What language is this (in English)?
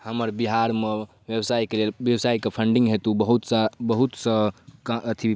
Maithili